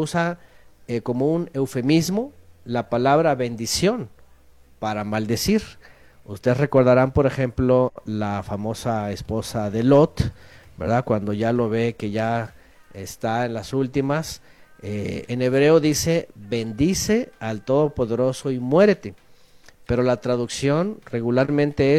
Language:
Spanish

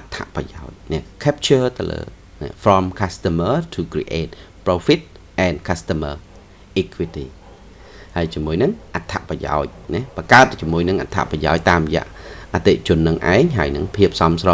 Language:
Vietnamese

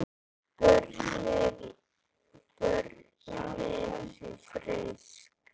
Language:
Icelandic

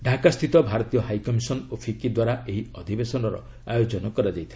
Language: Odia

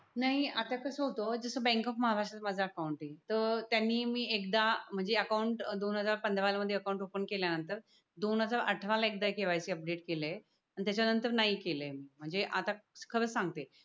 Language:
Marathi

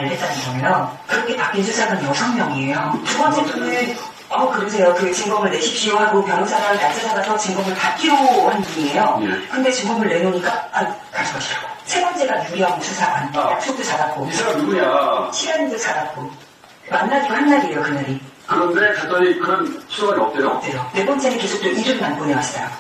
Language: Korean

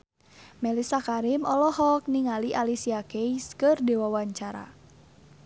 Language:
Sundanese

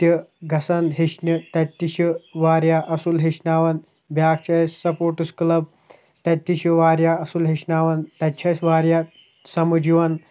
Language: Kashmiri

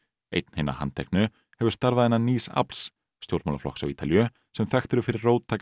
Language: Icelandic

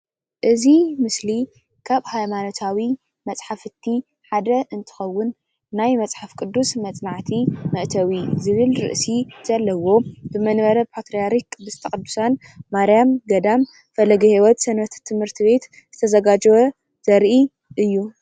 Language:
Tigrinya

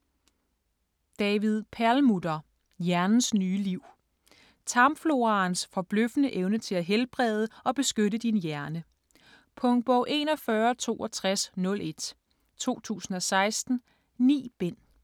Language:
Danish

